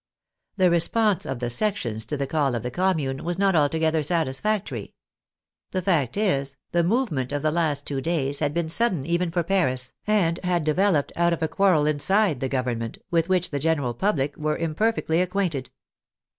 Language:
English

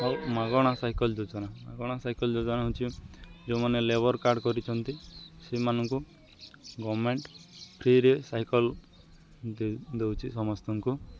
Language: Odia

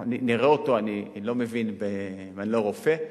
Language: Hebrew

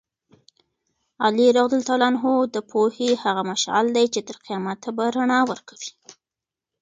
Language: Pashto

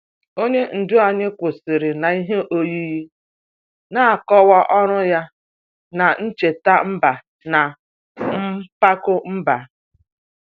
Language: Igbo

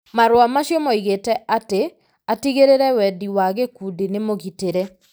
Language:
Kikuyu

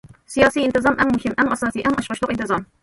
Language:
Uyghur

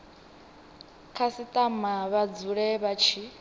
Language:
Venda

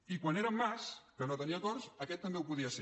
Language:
Catalan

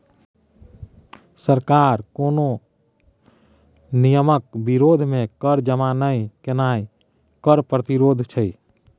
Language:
Maithili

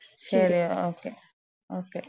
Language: Malayalam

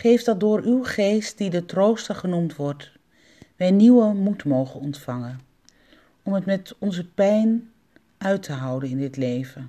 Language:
Dutch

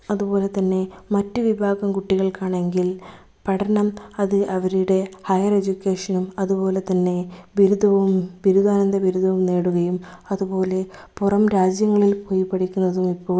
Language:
Malayalam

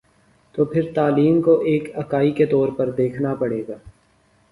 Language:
Urdu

